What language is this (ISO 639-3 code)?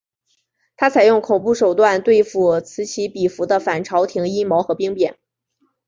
zho